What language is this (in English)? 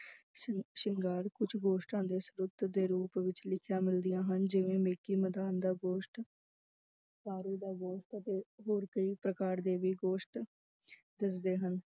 Punjabi